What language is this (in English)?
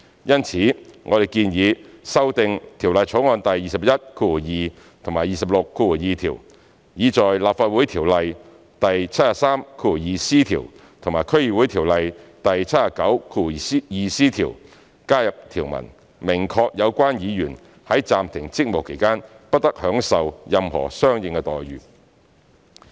Cantonese